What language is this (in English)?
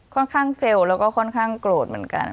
Thai